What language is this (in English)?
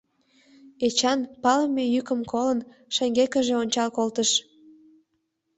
Mari